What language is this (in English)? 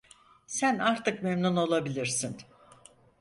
Turkish